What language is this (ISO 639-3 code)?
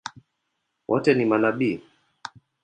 swa